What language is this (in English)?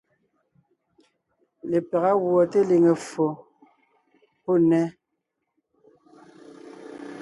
Ngiemboon